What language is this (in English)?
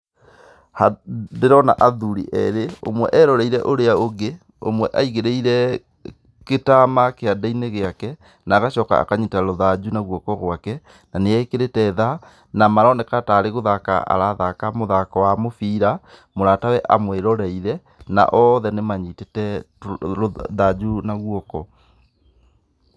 Kikuyu